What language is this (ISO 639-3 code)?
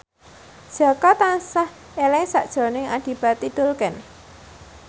jav